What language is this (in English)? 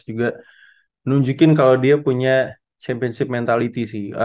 Indonesian